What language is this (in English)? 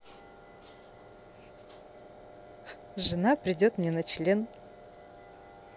Russian